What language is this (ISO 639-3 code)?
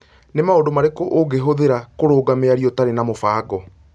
kik